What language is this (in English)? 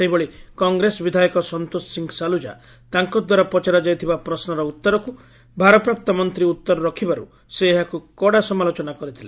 Odia